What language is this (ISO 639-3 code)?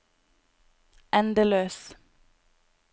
nor